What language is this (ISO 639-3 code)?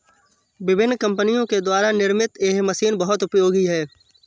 hin